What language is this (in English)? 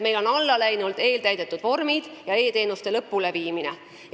Estonian